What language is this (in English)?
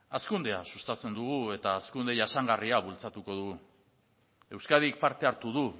Basque